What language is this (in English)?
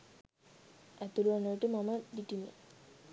Sinhala